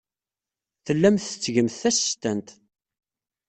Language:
Kabyle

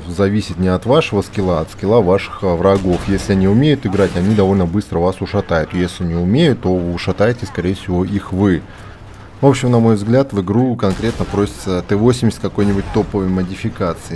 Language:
Russian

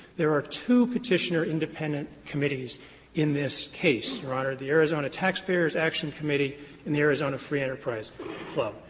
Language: English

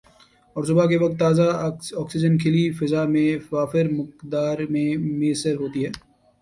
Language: Urdu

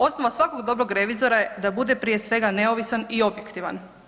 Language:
Croatian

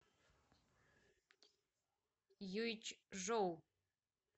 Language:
Russian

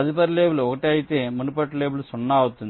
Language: Telugu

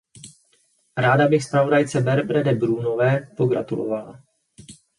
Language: Czech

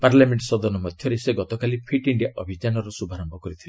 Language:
Odia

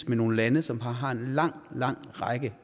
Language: Danish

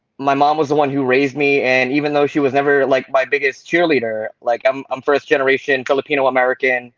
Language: English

